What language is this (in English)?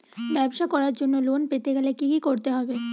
Bangla